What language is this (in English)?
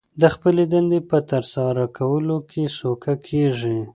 Pashto